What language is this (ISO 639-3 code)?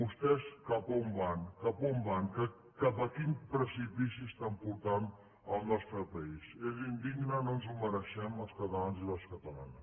cat